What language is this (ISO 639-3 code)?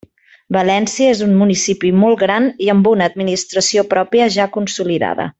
cat